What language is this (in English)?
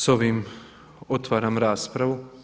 Croatian